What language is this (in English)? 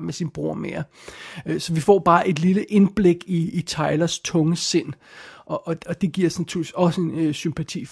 Danish